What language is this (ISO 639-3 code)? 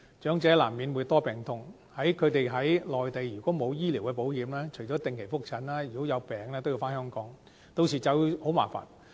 yue